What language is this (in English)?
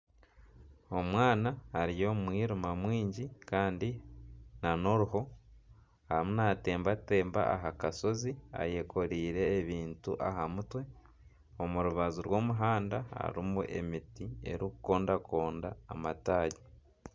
Nyankole